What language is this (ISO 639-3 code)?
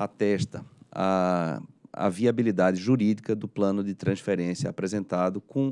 por